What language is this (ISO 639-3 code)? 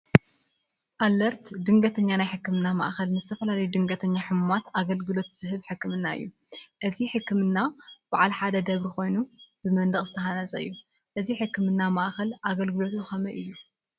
tir